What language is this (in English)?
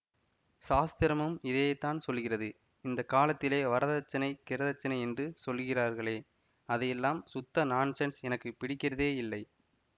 Tamil